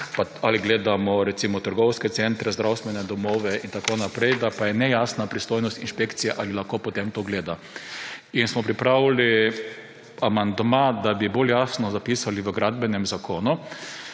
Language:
Slovenian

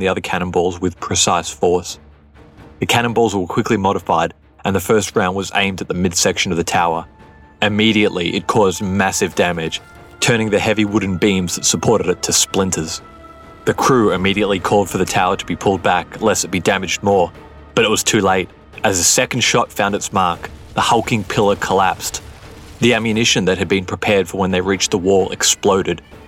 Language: English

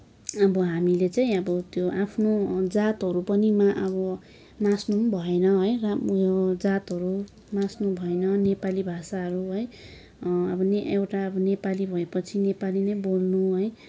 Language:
Nepali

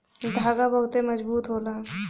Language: Bhojpuri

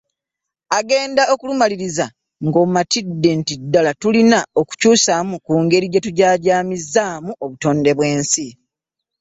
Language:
Ganda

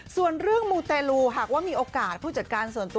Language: Thai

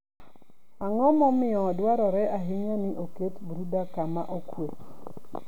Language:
Luo (Kenya and Tanzania)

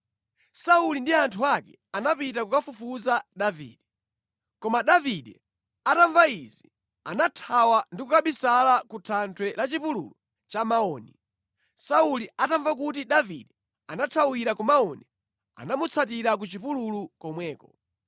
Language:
Nyanja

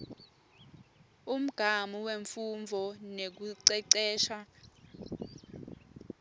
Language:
Swati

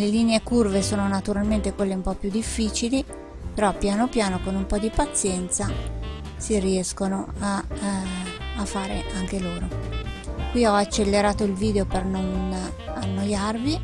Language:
Italian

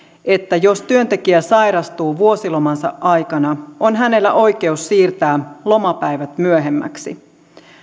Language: Finnish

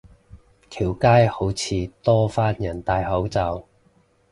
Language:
Cantonese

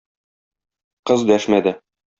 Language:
Tatar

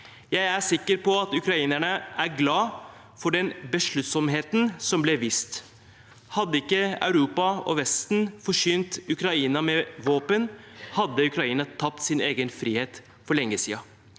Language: Norwegian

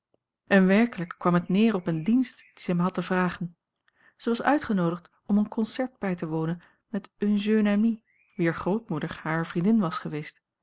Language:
Dutch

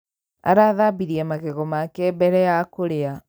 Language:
Kikuyu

